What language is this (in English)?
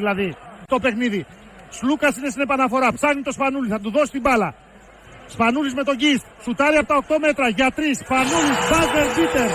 Greek